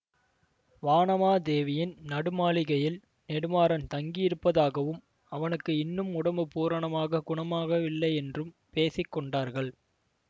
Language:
Tamil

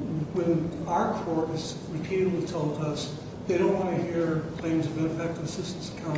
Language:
English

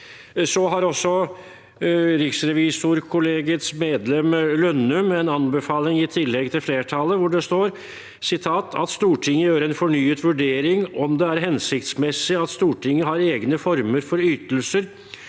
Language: Norwegian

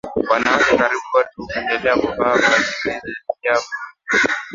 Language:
Swahili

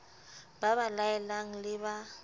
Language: Southern Sotho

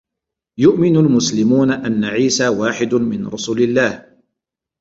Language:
Arabic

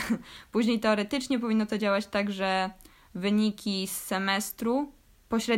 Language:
Polish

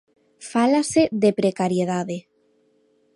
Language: Galician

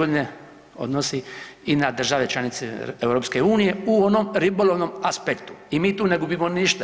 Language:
Croatian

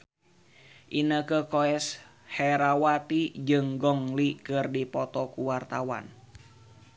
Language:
Sundanese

